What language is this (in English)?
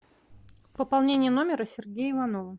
Russian